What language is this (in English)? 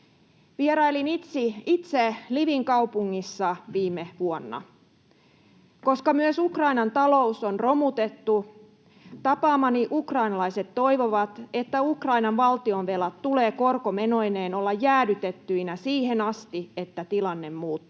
Finnish